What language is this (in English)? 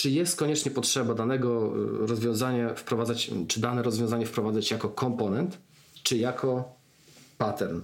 Polish